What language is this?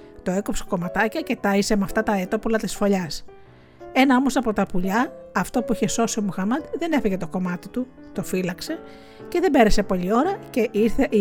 Greek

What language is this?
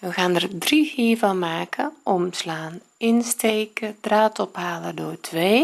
Dutch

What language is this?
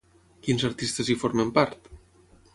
Catalan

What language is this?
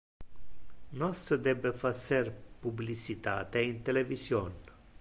Interlingua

